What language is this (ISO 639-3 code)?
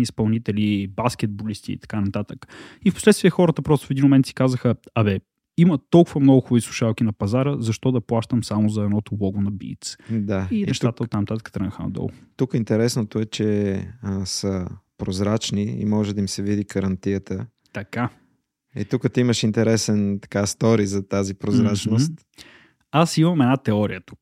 bul